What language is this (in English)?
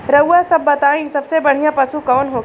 Bhojpuri